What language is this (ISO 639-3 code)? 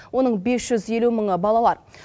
kaz